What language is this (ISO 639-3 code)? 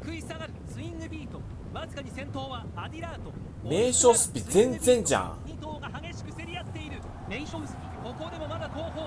jpn